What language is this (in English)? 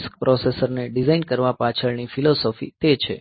Gujarati